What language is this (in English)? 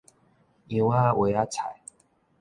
Min Nan Chinese